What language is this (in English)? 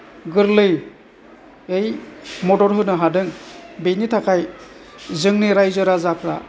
Bodo